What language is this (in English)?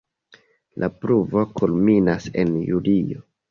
Esperanto